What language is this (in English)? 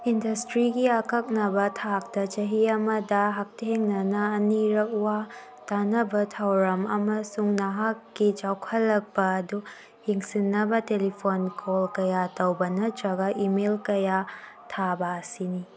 Manipuri